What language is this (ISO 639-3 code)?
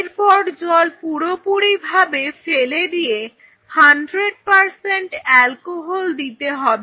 ben